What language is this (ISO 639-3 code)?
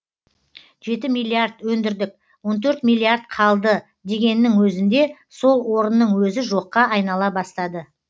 kaz